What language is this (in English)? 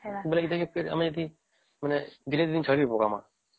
Odia